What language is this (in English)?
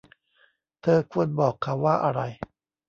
Thai